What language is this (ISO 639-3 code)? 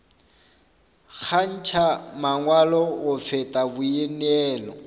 nso